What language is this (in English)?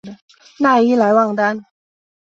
Chinese